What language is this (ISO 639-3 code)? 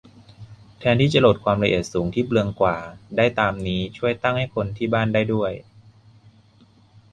tha